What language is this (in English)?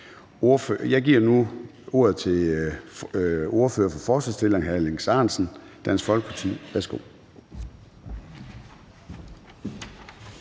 Danish